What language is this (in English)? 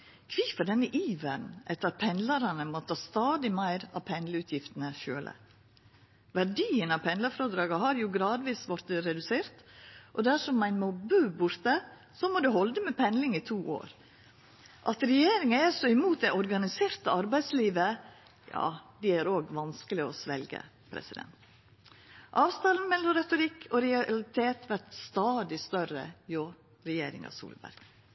Norwegian Nynorsk